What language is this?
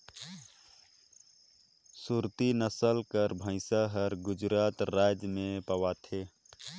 Chhattisgarhi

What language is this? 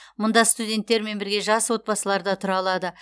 Kazakh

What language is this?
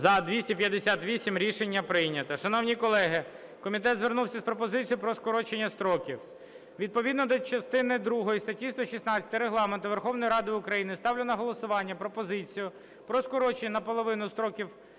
Ukrainian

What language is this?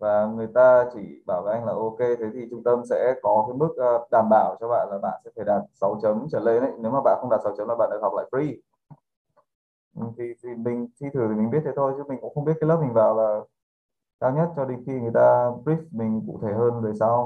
Vietnamese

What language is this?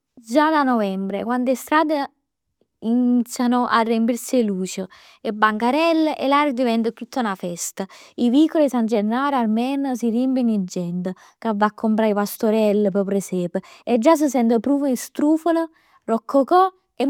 Neapolitan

